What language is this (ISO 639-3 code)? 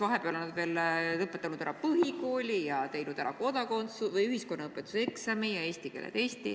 est